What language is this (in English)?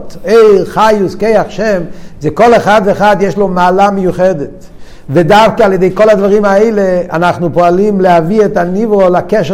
Hebrew